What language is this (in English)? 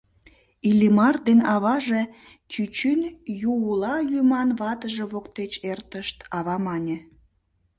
Mari